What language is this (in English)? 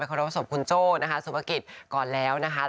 Thai